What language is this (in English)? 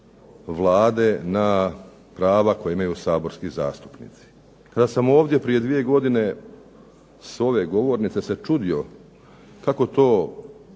Croatian